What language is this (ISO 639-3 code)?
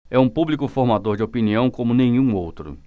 por